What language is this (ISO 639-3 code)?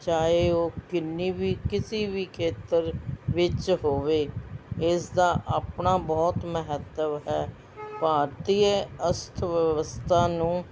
pan